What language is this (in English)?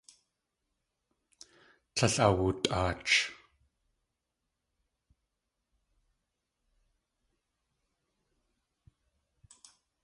Tlingit